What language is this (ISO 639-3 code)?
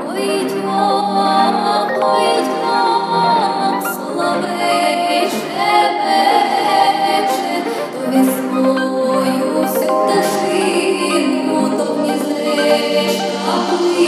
ukr